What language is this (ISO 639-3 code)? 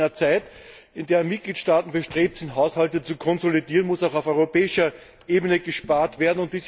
deu